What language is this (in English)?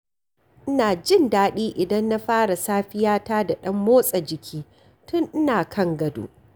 Hausa